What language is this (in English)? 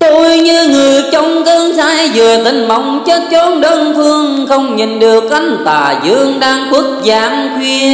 Vietnamese